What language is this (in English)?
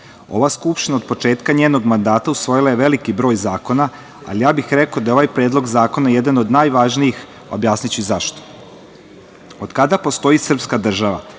Serbian